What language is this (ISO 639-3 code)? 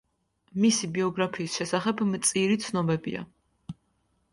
kat